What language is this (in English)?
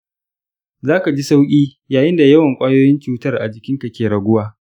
Hausa